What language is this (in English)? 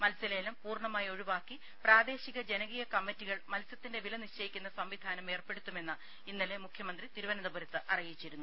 Malayalam